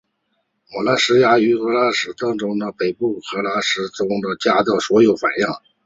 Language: Chinese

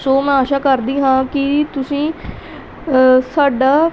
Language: Punjabi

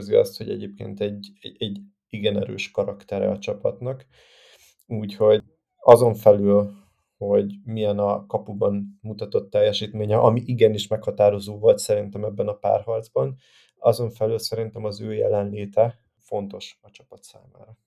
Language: Hungarian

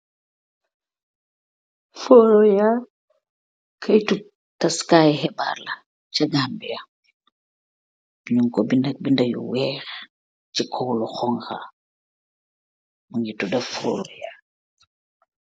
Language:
Wolof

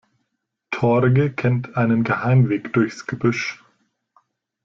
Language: German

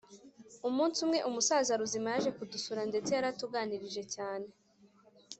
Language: Kinyarwanda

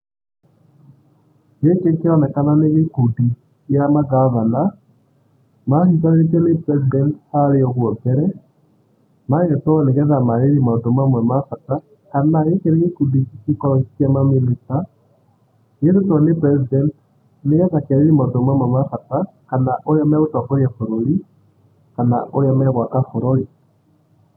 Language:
Kikuyu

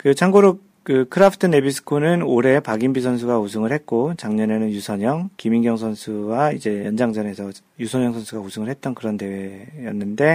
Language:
Korean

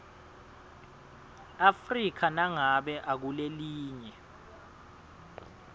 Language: Swati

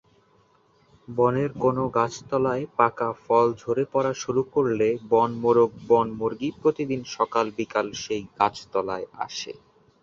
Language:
Bangla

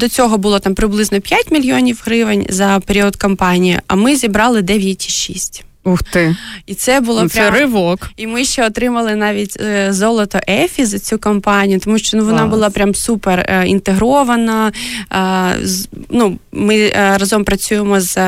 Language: Ukrainian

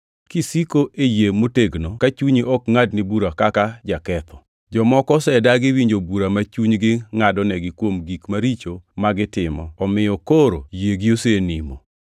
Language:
Luo (Kenya and Tanzania)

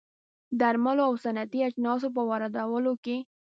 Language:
Pashto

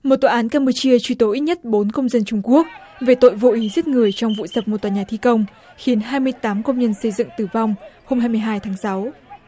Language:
Vietnamese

